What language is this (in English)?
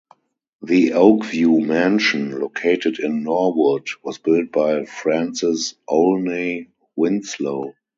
English